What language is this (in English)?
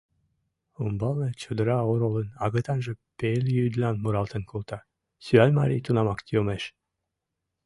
Mari